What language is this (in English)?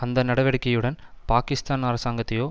Tamil